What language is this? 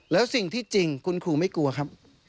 Thai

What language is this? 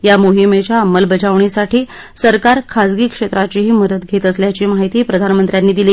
Marathi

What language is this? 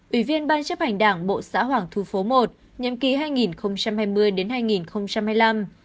Vietnamese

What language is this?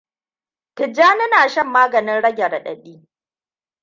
Hausa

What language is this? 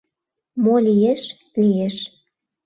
Mari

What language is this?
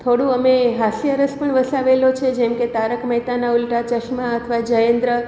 Gujarati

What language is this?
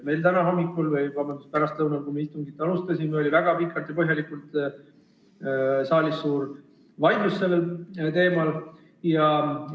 Estonian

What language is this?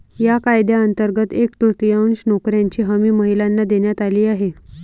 Marathi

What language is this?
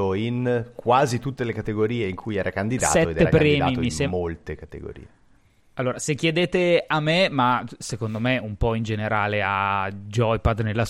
Italian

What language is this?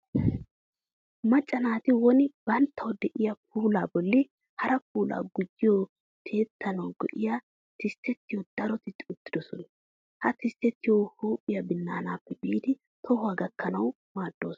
Wolaytta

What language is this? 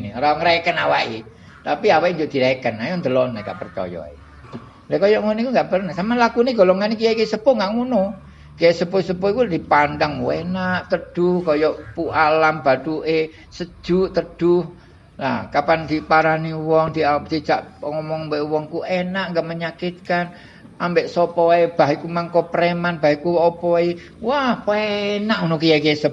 Indonesian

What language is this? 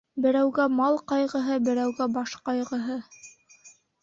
Bashkir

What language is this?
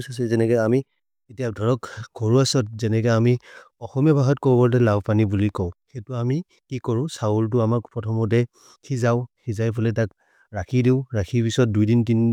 Maria (India)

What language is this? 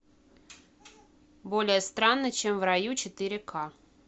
Russian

